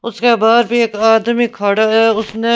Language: Hindi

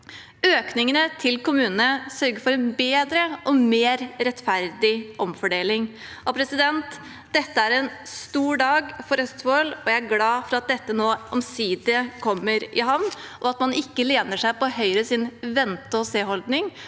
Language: Norwegian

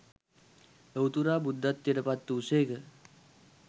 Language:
Sinhala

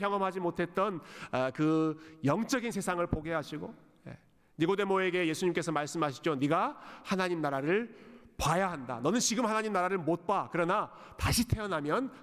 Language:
Korean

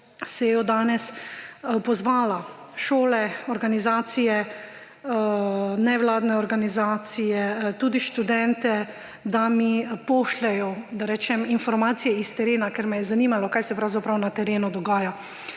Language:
Slovenian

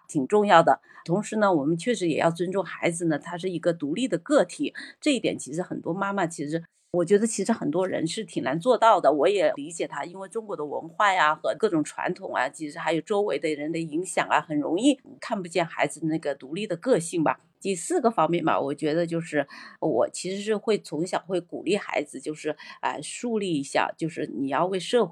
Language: Chinese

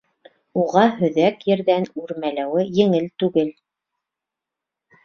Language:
Bashkir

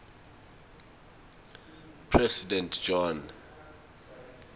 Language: Swati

